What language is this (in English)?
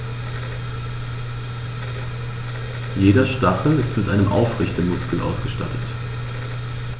German